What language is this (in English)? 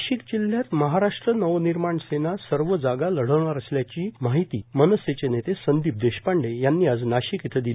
Marathi